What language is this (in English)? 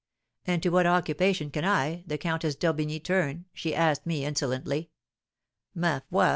English